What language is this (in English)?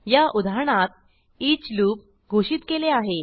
Marathi